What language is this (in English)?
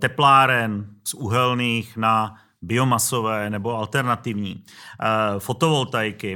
Czech